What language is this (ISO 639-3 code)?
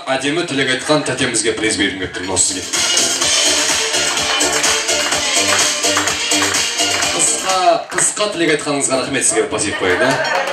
tur